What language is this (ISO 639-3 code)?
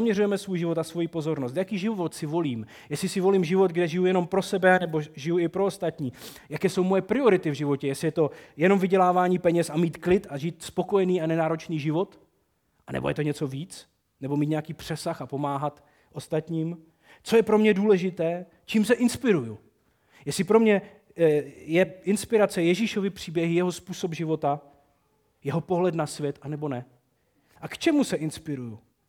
ces